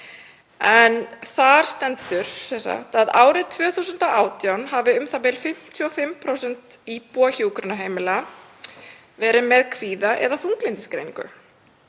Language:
Icelandic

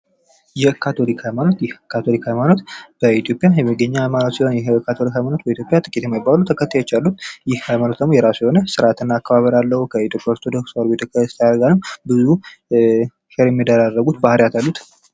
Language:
Amharic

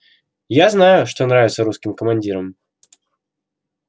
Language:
Russian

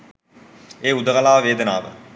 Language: Sinhala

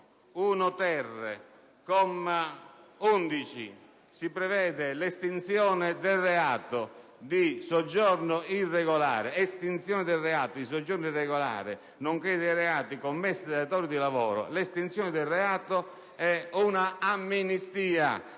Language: Italian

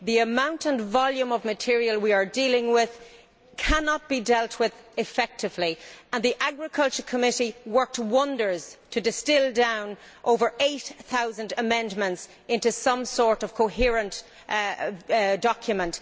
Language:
English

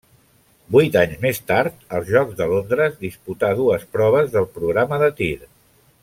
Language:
Catalan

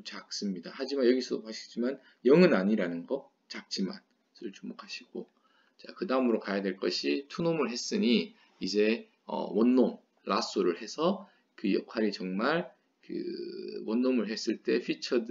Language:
Korean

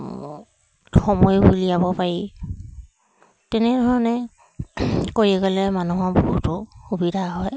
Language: Assamese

